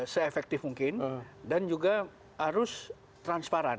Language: Indonesian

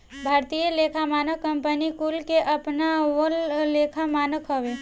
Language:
Bhojpuri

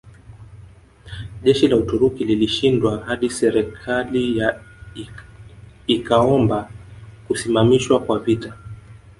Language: Swahili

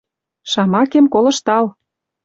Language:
Western Mari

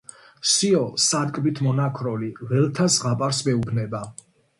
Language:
Georgian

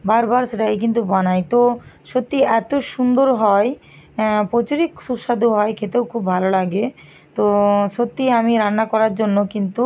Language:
Bangla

